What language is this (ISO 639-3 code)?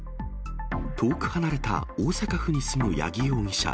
jpn